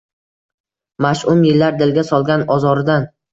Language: Uzbek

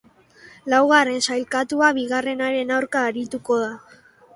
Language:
Basque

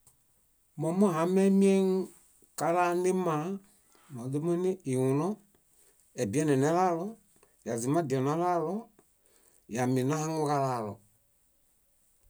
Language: Bayot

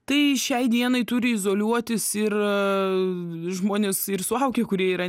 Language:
Lithuanian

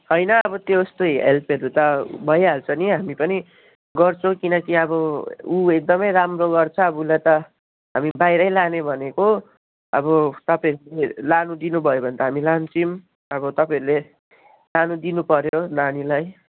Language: Nepali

